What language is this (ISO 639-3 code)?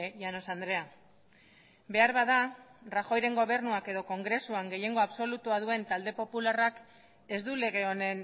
eus